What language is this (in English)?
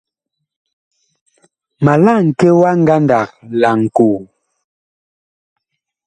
Bakoko